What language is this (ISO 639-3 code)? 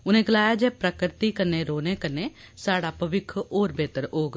doi